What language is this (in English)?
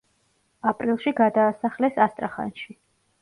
Georgian